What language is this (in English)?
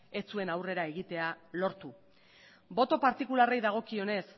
Basque